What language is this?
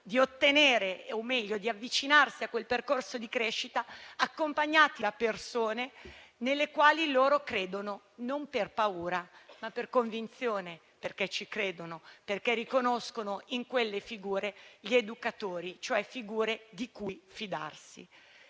Italian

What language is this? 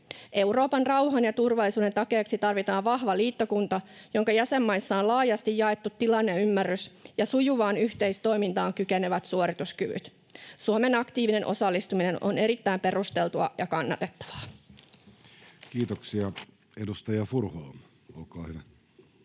Finnish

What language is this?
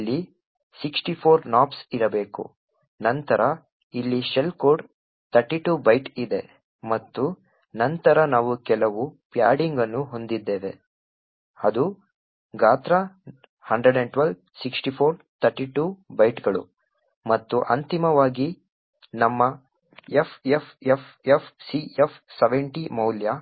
Kannada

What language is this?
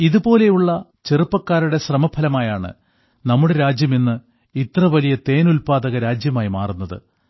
Malayalam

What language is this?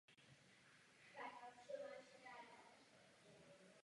Czech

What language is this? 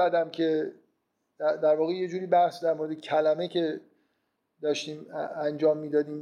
Persian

